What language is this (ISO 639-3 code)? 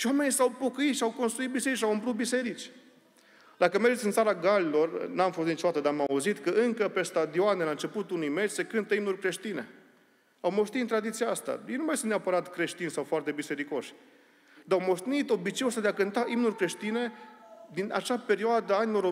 ron